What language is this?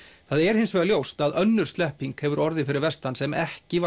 Icelandic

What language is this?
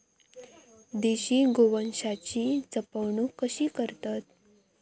Marathi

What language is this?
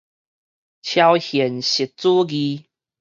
Min Nan Chinese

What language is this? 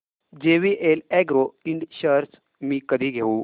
Marathi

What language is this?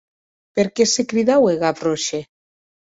Occitan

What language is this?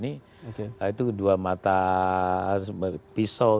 Indonesian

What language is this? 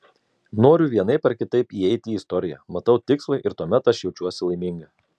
Lithuanian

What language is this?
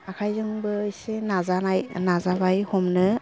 Bodo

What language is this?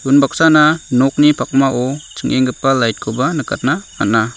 Garo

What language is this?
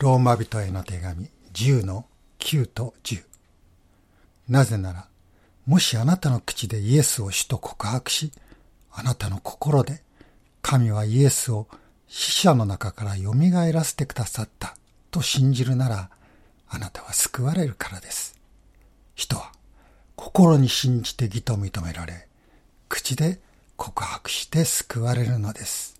Japanese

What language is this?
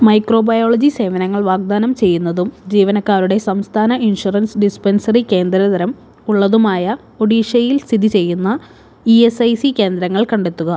Malayalam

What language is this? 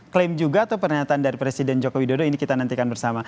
Indonesian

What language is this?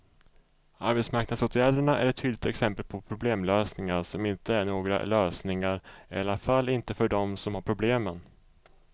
Swedish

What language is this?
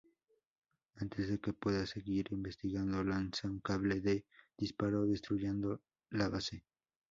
Spanish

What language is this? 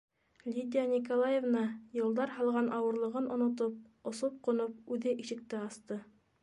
Bashkir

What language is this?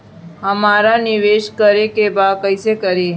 Bhojpuri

